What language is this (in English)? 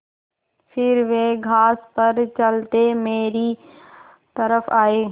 Hindi